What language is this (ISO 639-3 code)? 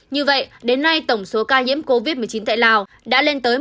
vie